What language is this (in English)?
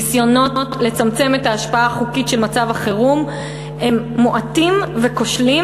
Hebrew